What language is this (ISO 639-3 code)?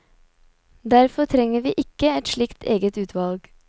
nor